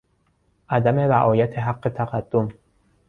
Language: Persian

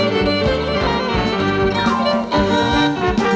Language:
Thai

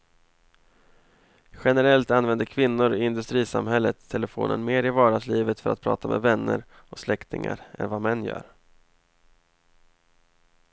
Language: Swedish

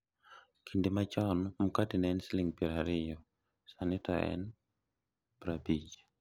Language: Luo (Kenya and Tanzania)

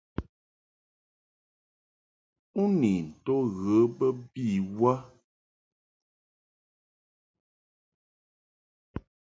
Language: Mungaka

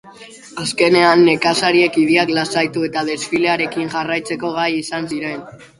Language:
Basque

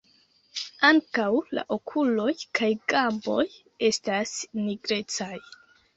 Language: Esperanto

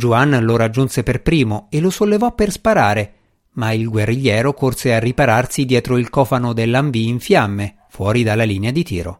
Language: Italian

